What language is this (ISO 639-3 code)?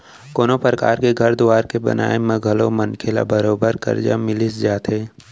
hne